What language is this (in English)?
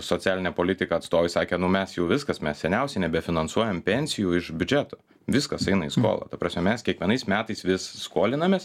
Lithuanian